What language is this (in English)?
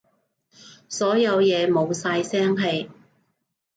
Cantonese